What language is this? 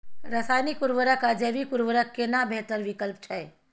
Maithili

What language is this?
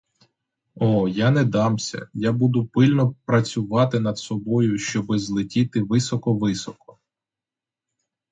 Ukrainian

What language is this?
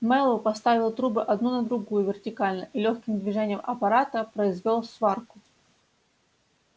Russian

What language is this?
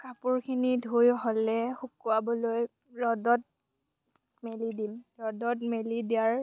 Assamese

